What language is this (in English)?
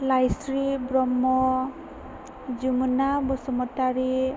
Bodo